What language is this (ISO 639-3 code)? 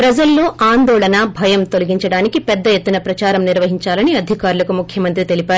tel